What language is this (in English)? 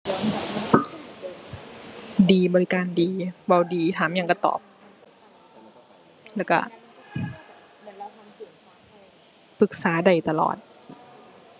Thai